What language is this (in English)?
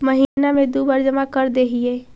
Magahi